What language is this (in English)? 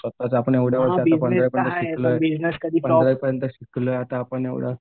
Marathi